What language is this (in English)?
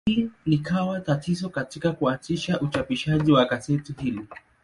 Swahili